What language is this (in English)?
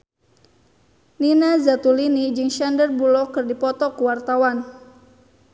Sundanese